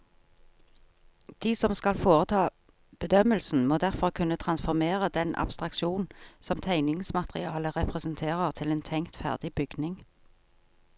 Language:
Norwegian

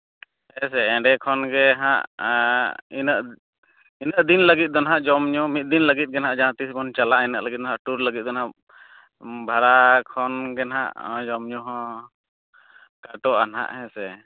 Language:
Santali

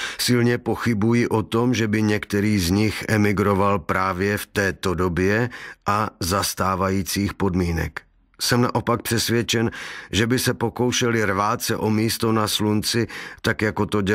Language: Czech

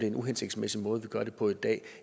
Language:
Danish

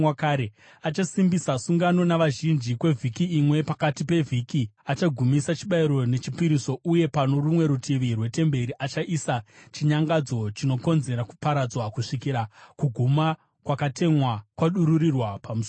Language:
Shona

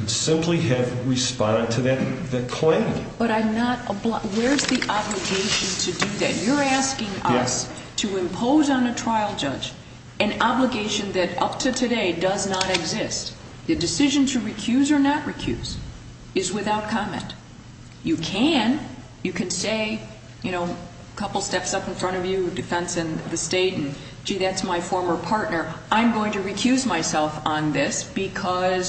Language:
English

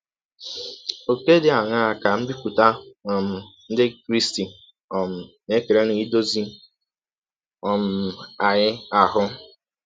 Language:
Igbo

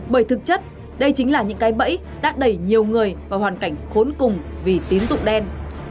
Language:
Vietnamese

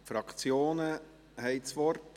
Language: Swiss German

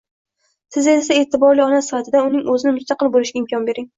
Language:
Uzbek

